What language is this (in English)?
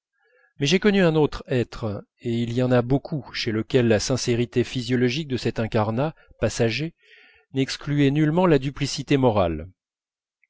French